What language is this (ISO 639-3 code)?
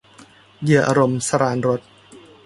tha